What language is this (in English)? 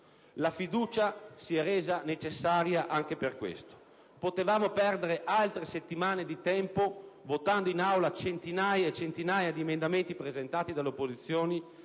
Italian